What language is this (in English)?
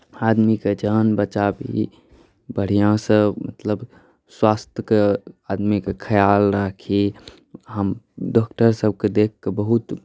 Maithili